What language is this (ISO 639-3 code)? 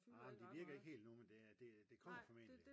dan